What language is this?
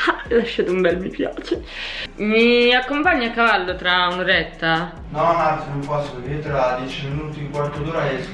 Italian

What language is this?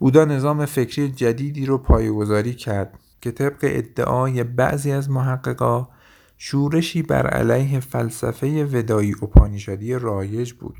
Persian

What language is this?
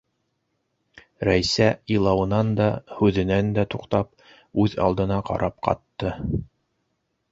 Bashkir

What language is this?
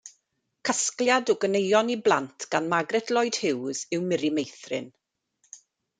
Welsh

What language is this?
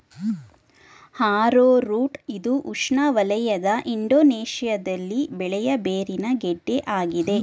Kannada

